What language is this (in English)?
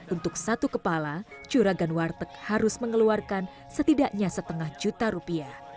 Indonesian